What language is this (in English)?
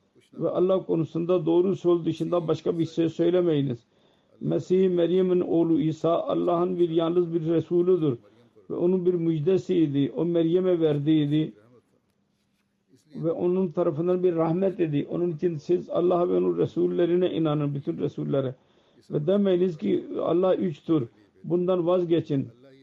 Turkish